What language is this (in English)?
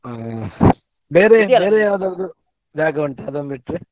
Kannada